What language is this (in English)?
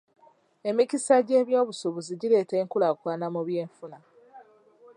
Ganda